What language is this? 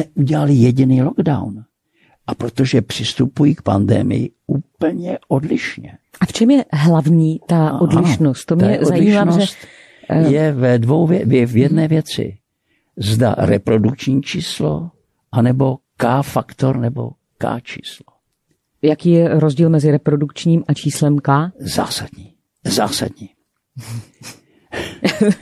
Czech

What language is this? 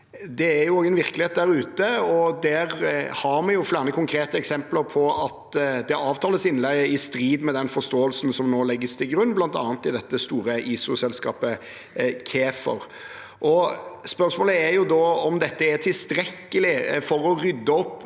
Norwegian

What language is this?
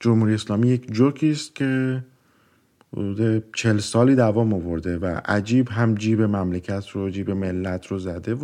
Persian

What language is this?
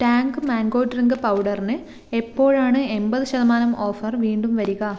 Malayalam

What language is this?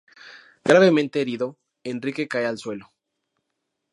Spanish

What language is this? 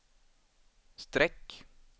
Swedish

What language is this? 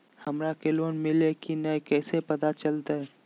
Magahi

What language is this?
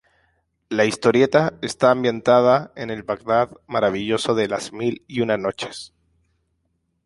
Spanish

